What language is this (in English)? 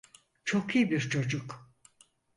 Turkish